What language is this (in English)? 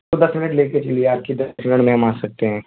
Urdu